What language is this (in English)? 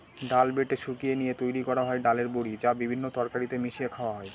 Bangla